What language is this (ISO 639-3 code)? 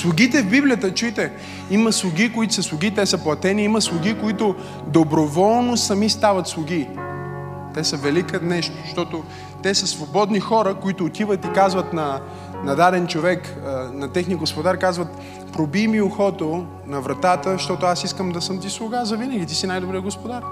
bul